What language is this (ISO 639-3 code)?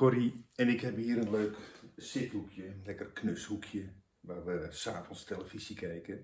nld